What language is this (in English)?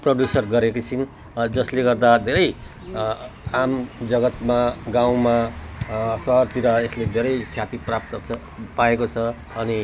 Nepali